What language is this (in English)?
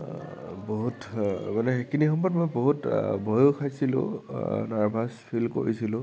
Assamese